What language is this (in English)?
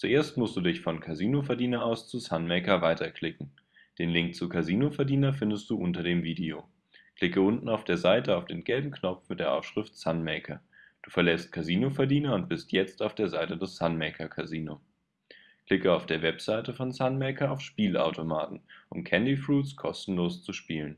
German